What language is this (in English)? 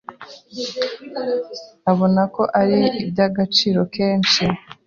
Kinyarwanda